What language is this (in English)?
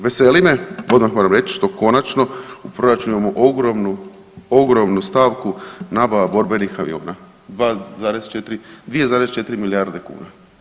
Croatian